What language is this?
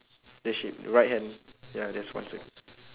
English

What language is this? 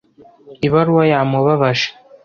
Kinyarwanda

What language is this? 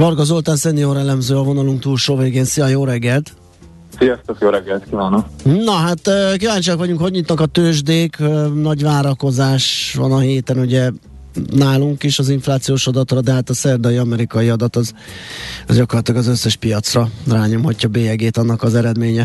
Hungarian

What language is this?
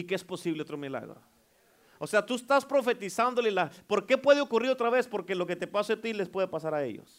Spanish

